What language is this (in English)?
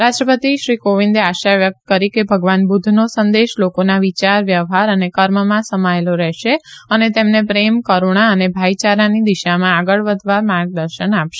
Gujarati